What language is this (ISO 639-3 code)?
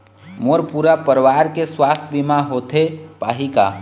hne